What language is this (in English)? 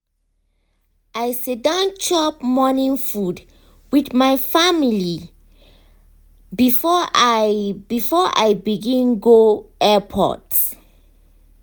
Nigerian Pidgin